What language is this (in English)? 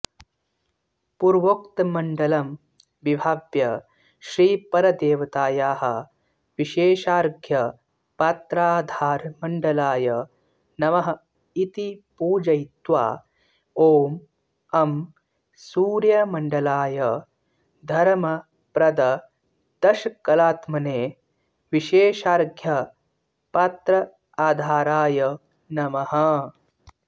Sanskrit